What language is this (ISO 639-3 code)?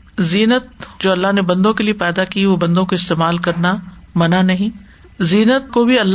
urd